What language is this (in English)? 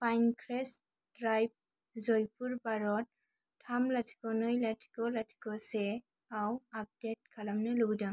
Bodo